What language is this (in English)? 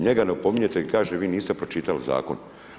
Croatian